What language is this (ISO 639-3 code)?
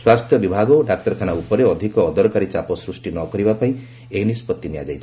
ori